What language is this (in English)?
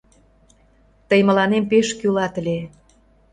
Mari